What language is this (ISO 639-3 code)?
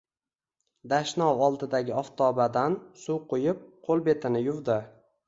uzb